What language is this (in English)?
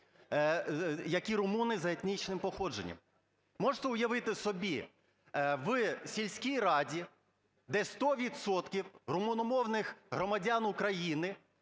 Ukrainian